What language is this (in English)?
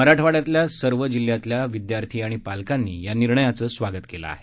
Marathi